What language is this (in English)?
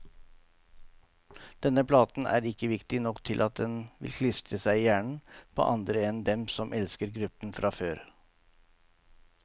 Norwegian